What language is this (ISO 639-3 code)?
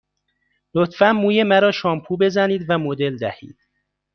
fas